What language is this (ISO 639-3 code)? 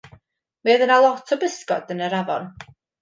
cym